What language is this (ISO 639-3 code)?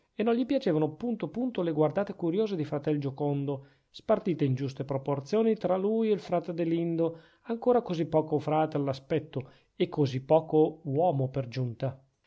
ita